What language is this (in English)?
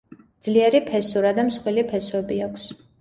Georgian